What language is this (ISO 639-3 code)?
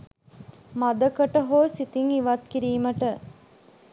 sin